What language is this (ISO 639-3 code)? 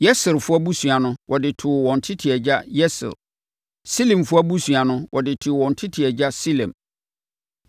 aka